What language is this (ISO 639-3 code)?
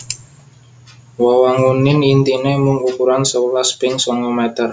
jav